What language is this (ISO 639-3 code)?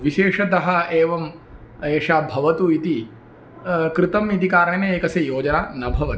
san